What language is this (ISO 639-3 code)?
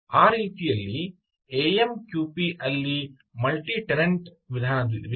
kan